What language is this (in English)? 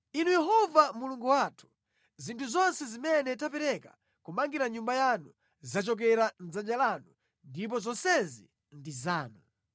Nyanja